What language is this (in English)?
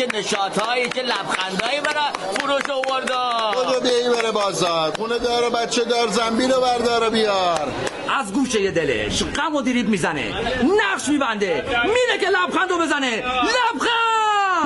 Persian